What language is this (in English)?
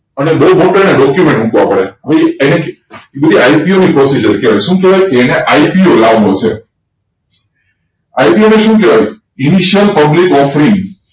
Gujarati